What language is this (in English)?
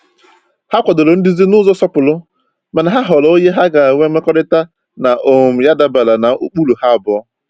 Igbo